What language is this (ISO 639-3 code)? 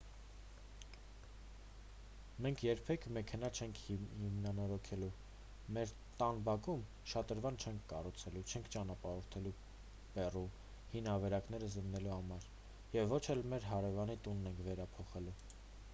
hye